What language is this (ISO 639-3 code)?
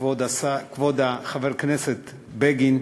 heb